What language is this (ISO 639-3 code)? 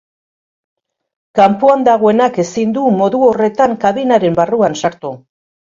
eus